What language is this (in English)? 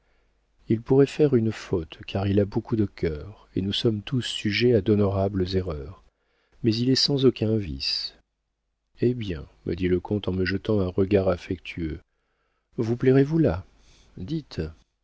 French